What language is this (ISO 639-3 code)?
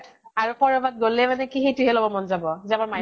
asm